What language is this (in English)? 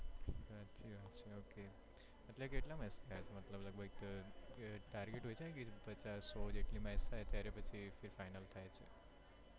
Gujarati